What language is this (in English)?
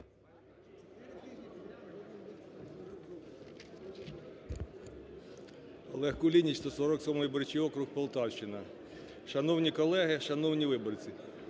Ukrainian